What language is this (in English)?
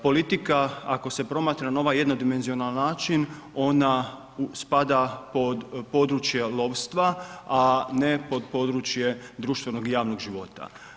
Croatian